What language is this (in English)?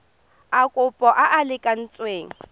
Tswana